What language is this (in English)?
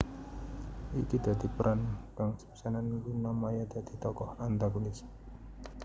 Javanese